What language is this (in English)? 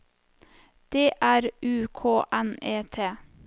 Norwegian